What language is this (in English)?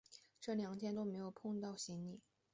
Chinese